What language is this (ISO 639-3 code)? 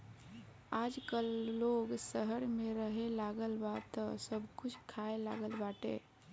bho